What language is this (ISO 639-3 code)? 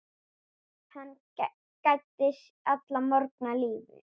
isl